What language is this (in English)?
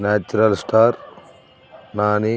Telugu